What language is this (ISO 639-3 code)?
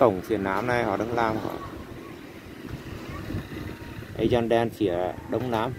vie